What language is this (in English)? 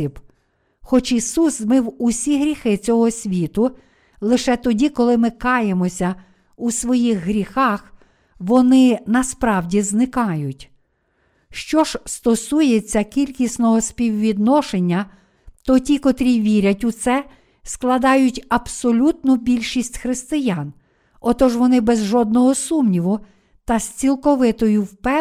Ukrainian